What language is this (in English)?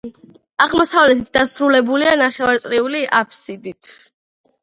Georgian